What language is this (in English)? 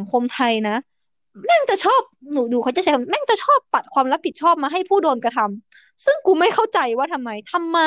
Thai